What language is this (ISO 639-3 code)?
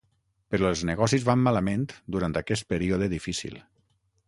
cat